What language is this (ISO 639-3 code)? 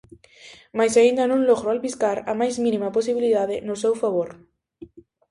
glg